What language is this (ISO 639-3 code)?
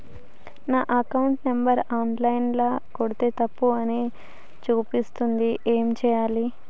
tel